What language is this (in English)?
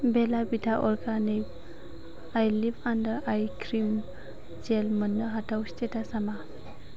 Bodo